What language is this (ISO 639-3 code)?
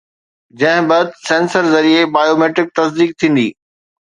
snd